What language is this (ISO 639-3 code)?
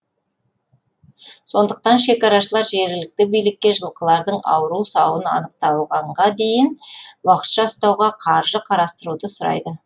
kaz